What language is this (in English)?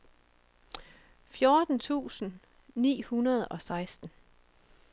Danish